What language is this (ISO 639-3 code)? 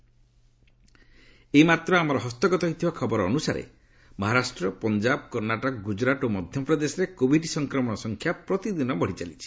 ori